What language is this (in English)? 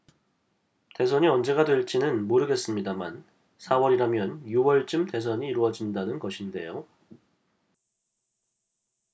Korean